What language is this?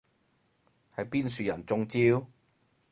Cantonese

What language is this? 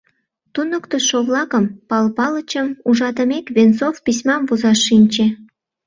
Mari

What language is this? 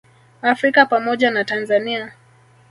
Swahili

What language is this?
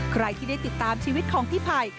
Thai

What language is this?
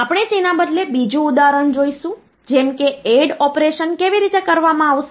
Gujarati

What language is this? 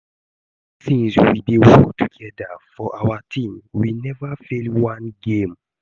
Nigerian Pidgin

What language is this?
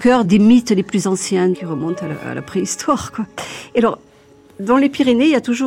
French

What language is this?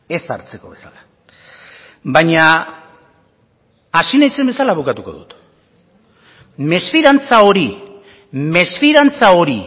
Basque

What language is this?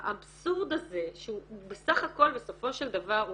Hebrew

